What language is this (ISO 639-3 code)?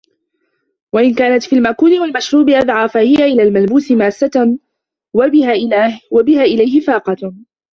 ara